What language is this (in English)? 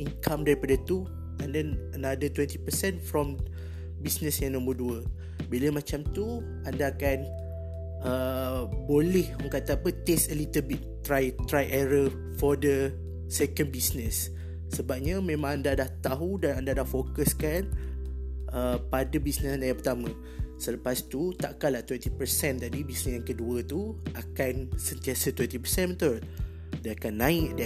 Malay